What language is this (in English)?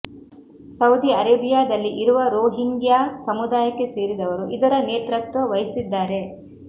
Kannada